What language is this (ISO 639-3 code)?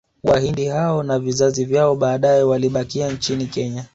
swa